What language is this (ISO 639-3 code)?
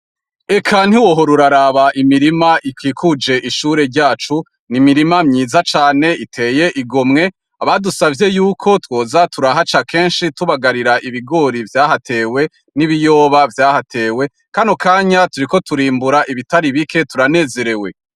run